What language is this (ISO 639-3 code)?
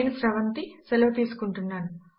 tel